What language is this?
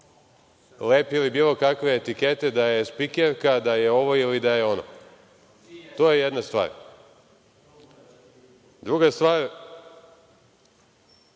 Serbian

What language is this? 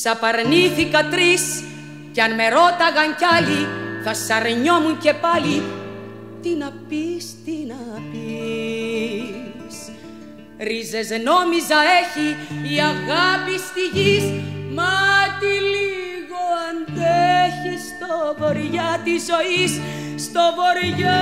Greek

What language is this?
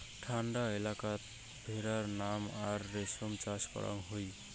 Bangla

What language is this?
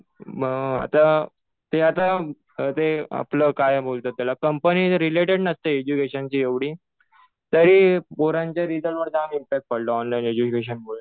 Marathi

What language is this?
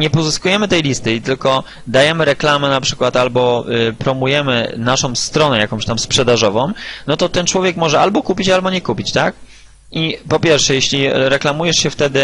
Polish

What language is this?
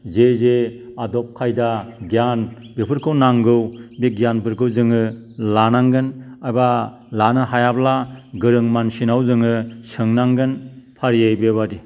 Bodo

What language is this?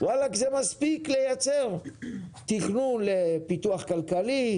Hebrew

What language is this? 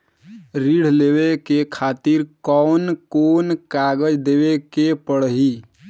Bhojpuri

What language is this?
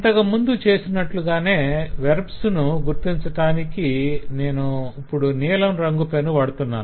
Telugu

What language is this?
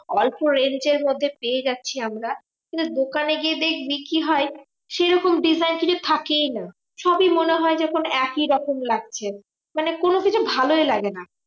Bangla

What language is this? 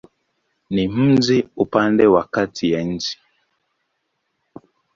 Swahili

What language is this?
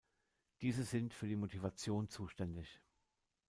German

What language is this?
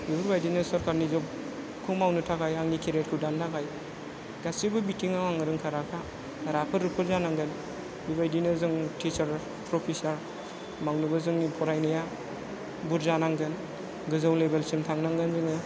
Bodo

